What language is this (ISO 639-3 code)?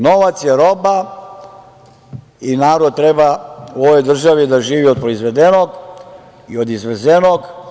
srp